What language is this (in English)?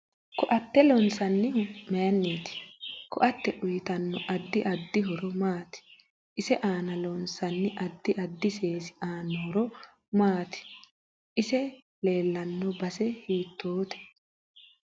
Sidamo